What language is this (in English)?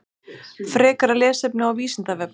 Icelandic